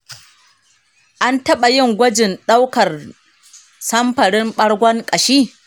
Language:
Hausa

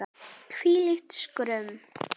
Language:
Icelandic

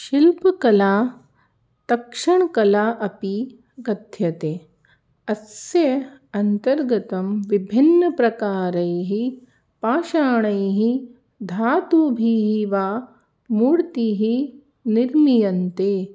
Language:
Sanskrit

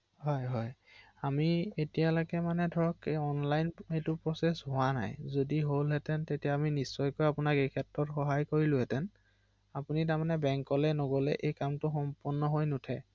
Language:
Assamese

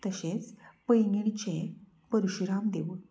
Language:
Konkani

